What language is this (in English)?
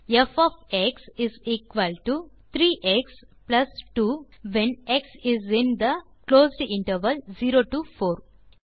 Tamil